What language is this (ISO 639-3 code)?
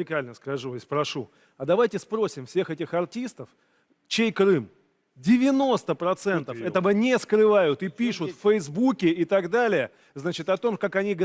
rus